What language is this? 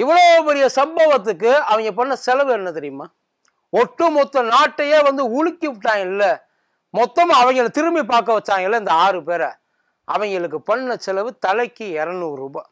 Tamil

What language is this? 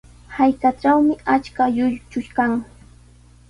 Sihuas Ancash Quechua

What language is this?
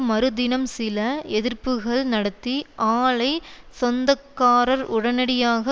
Tamil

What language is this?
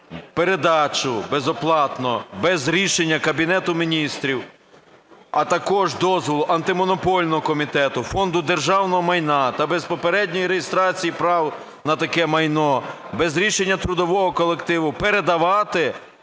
Ukrainian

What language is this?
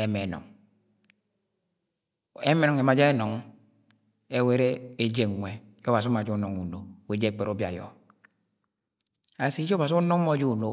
Agwagwune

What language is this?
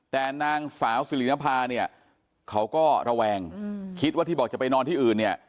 Thai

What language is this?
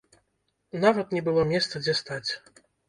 Belarusian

